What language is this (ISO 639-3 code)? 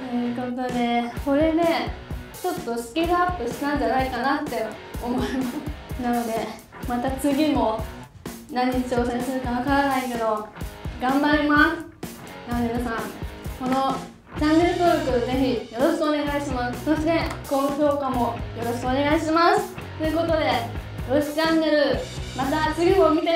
jpn